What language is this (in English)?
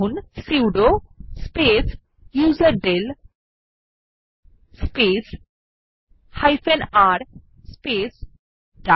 Bangla